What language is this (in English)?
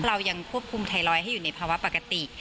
Thai